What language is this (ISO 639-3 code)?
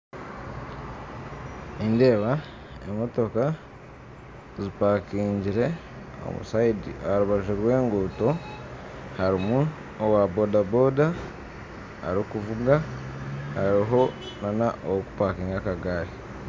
nyn